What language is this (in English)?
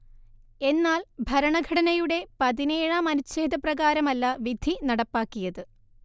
Malayalam